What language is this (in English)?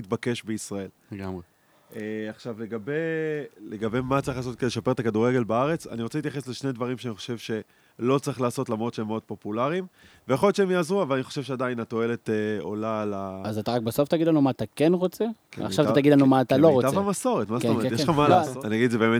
Hebrew